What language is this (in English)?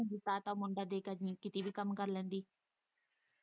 Punjabi